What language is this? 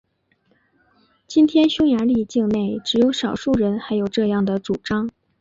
Chinese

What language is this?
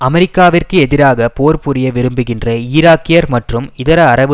Tamil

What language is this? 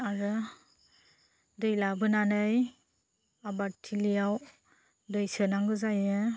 Bodo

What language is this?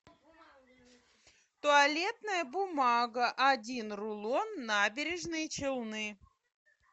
Russian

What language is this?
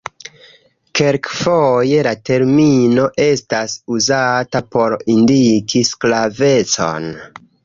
Esperanto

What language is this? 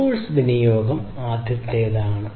Malayalam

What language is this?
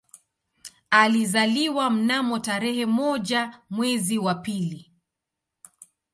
Swahili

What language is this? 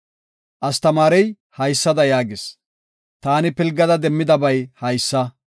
Gofa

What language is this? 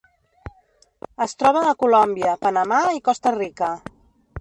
Catalan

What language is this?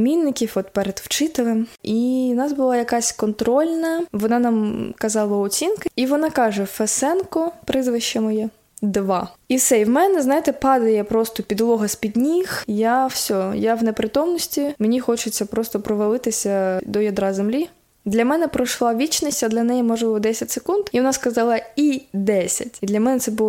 Ukrainian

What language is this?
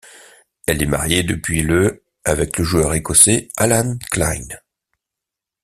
French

